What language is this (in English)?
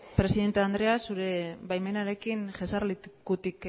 Basque